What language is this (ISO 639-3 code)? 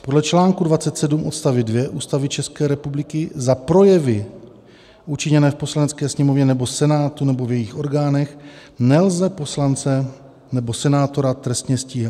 ces